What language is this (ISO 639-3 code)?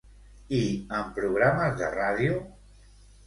cat